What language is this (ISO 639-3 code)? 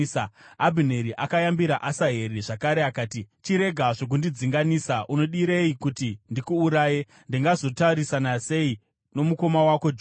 sna